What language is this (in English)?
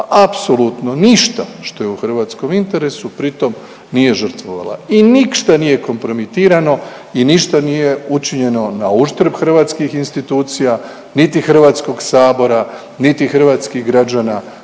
Croatian